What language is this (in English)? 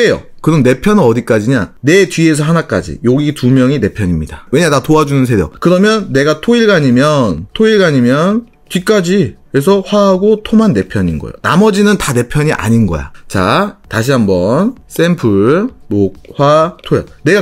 Korean